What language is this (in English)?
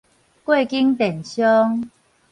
Min Nan Chinese